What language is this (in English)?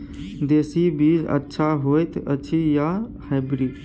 Maithili